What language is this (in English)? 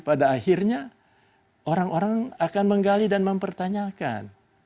Indonesian